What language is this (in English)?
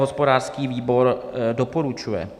Czech